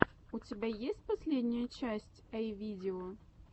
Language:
Russian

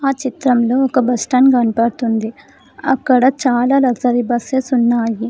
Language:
Telugu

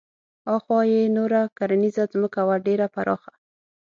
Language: Pashto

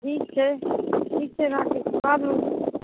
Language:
Maithili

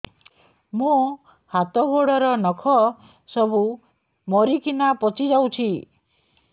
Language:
Odia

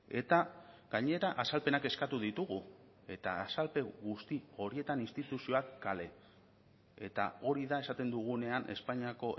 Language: Basque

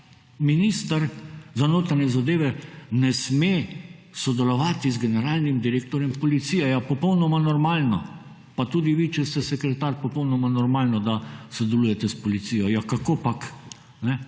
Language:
Slovenian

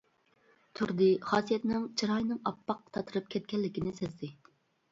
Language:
Uyghur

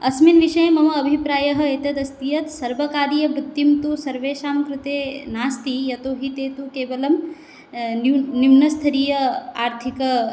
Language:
Sanskrit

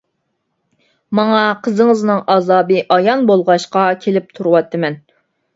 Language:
Uyghur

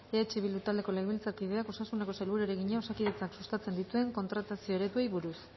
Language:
Basque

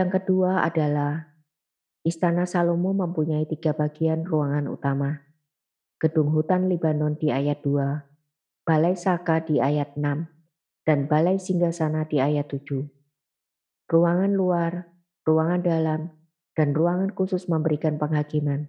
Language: Indonesian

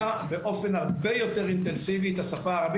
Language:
Hebrew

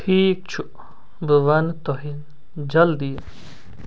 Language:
Kashmiri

